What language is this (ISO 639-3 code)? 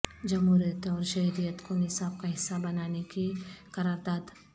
urd